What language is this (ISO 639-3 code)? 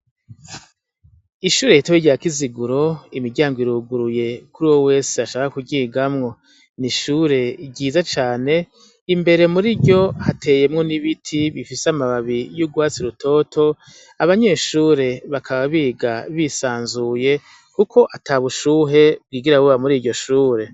run